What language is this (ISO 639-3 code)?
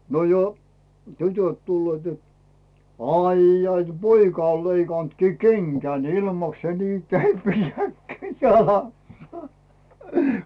fin